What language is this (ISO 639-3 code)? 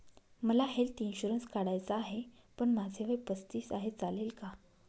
mar